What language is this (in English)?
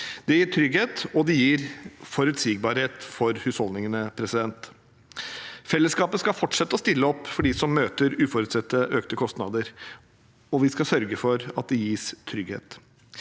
Norwegian